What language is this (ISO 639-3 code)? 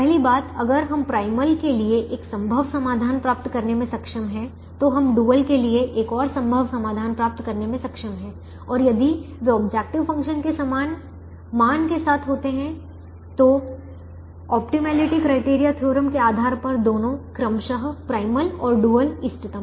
hin